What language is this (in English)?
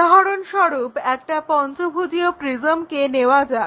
Bangla